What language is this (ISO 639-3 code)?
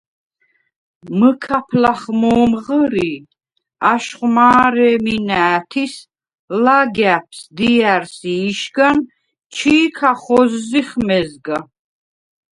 sva